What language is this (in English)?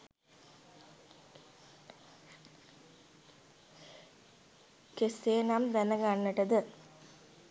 Sinhala